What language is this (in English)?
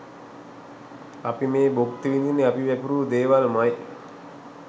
Sinhala